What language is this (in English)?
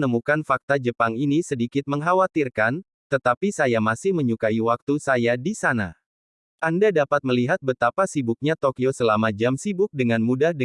Indonesian